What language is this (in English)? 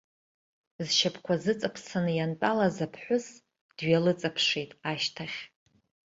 Abkhazian